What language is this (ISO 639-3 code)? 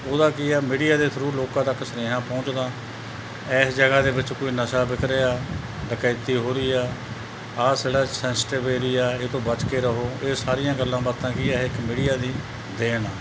pan